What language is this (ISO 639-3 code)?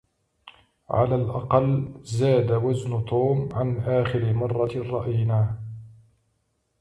ara